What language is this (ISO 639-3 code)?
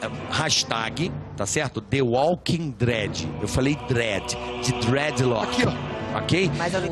por